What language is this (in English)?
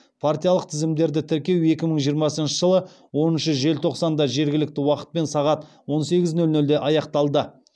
Kazakh